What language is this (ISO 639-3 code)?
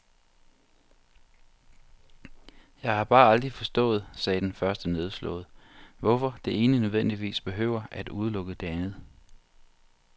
dan